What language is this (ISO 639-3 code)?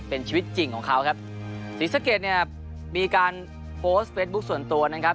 tha